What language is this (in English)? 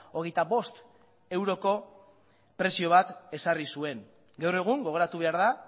Basque